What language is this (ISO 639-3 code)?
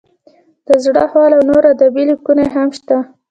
pus